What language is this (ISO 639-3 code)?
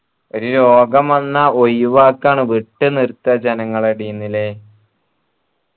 mal